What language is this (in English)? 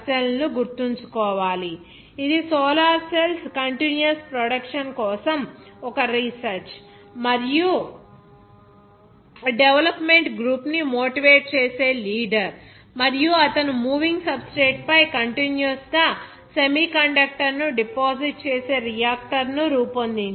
Telugu